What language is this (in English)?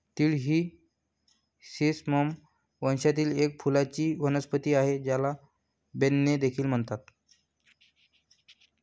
Marathi